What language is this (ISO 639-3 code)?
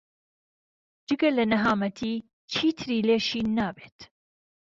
ckb